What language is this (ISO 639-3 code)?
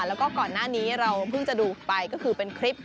tha